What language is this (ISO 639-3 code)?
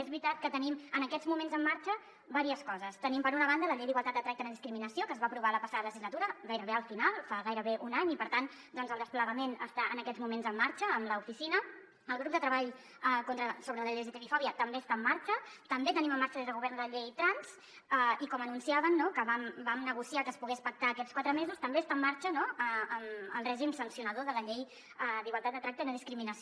cat